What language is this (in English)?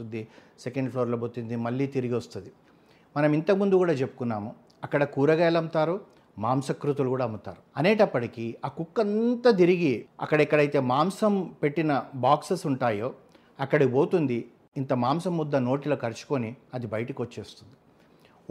Telugu